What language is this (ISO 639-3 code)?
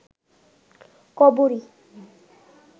ben